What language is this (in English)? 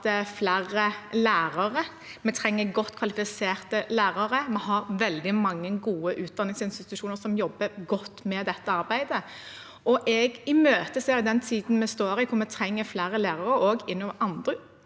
Norwegian